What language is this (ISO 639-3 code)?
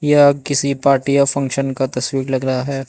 hin